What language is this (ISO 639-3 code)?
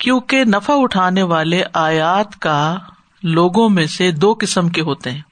urd